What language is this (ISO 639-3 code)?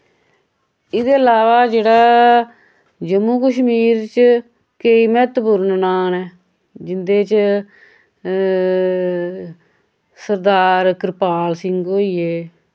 doi